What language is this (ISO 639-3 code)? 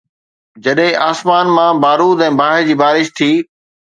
snd